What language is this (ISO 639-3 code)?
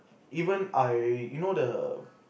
eng